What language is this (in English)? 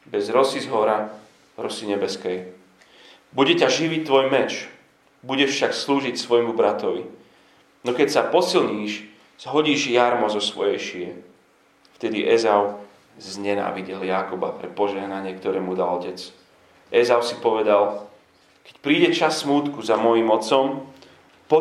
Slovak